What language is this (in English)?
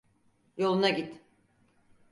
Turkish